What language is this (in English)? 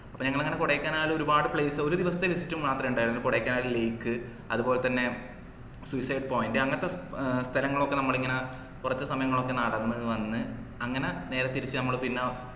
Malayalam